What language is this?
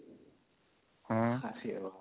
Odia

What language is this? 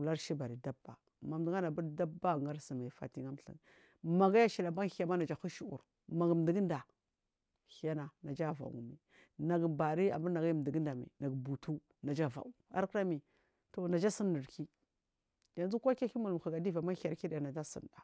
Marghi South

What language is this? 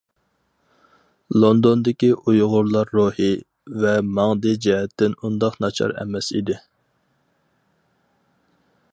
Uyghur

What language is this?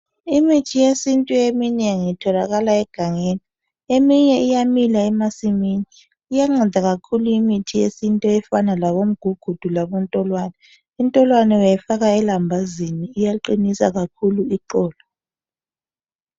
North Ndebele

